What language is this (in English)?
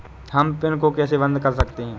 Hindi